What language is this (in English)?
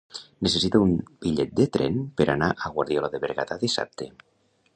Catalan